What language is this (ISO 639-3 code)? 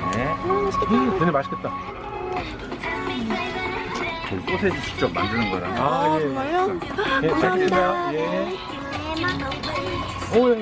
kor